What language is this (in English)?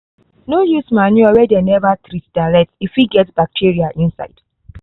Nigerian Pidgin